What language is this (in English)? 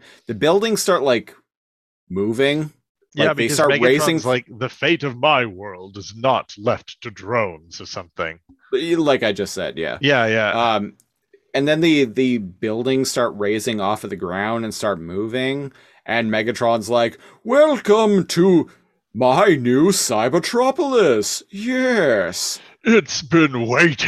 English